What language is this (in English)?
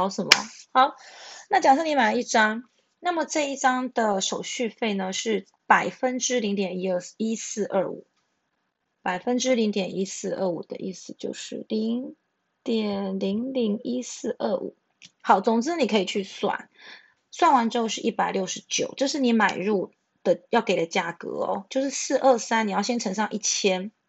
Chinese